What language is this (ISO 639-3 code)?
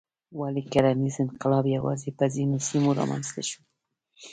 pus